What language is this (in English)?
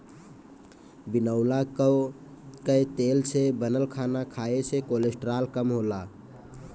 Bhojpuri